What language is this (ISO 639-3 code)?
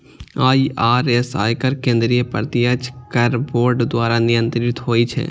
mai